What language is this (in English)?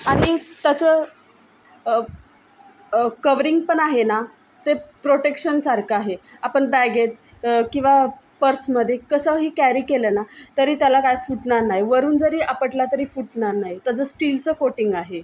Marathi